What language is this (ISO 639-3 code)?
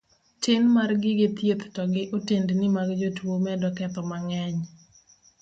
luo